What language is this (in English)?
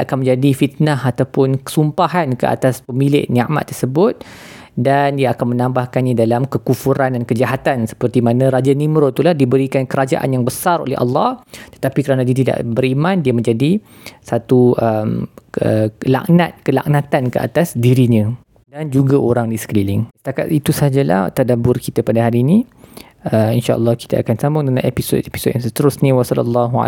Malay